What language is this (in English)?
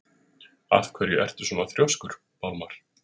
Icelandic